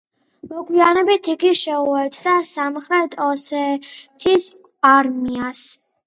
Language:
Georgian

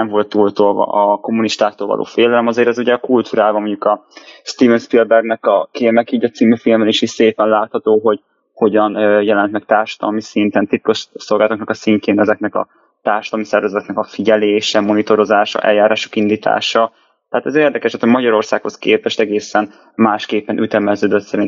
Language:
Hungarian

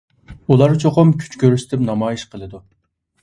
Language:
Uyghur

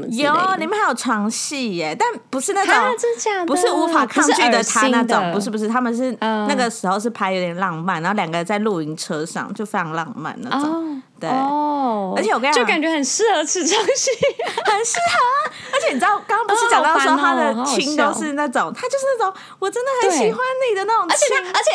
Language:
Chinese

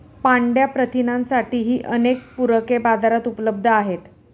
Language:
Marathi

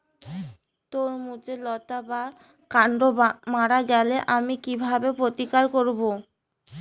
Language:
Bangla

